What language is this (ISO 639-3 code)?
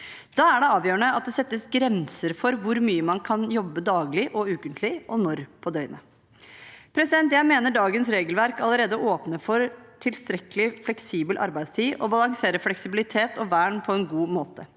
nor